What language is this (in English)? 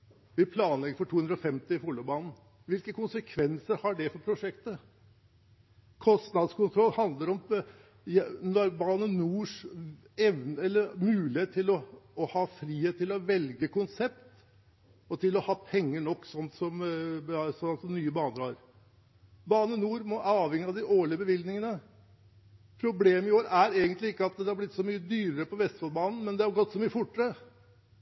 Norwegian Bokmål